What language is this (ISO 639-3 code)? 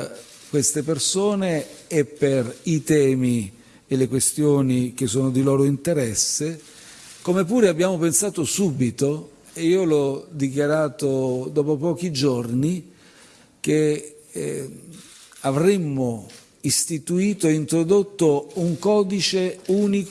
ita